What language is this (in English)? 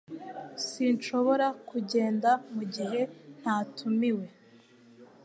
Kinyarwanda